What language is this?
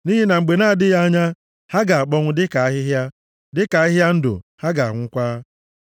Igbo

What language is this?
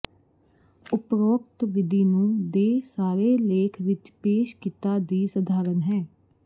Punjabi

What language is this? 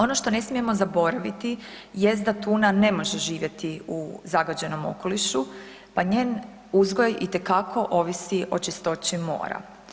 Croatian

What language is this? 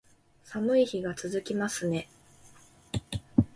Japanese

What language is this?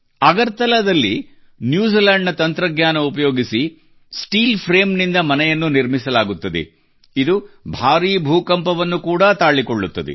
Kannada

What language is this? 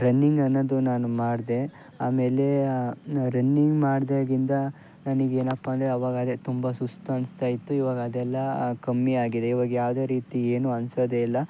Kannada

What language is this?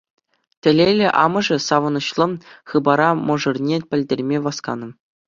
Chuvash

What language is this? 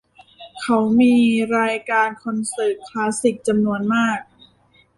Thai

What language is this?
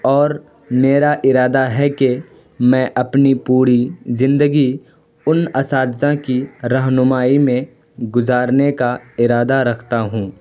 Urdu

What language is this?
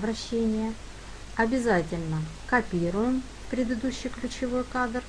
Russian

